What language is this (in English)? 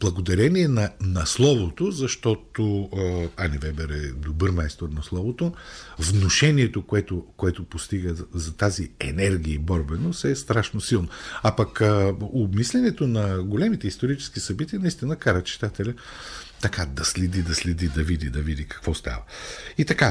Bulgarian